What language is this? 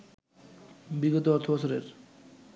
Bangla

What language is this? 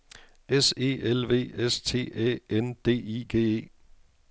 Danish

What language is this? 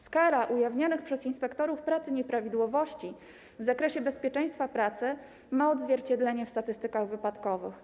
Polish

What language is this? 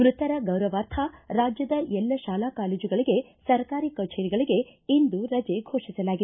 Kannada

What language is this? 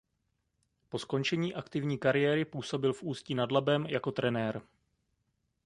Czech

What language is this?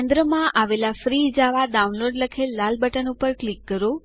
Gujarati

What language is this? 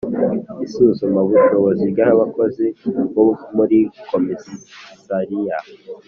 Kinyarwanda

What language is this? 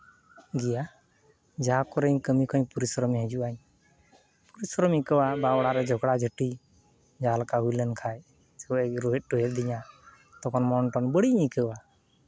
Santali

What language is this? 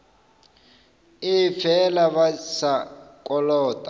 Northern Sotho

